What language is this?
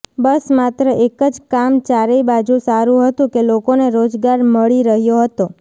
Gujarati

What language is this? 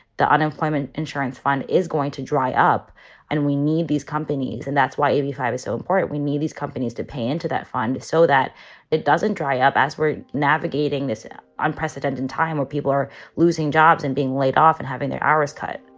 English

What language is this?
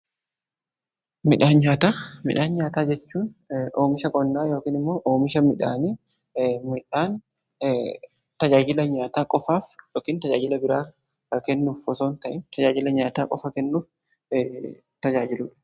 Oromo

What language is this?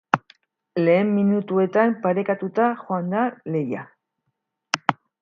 Basque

